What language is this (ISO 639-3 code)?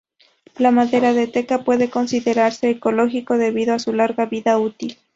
spa